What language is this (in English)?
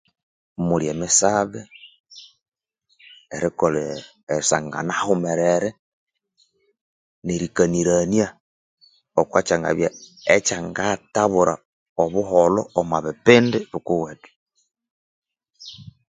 Konzo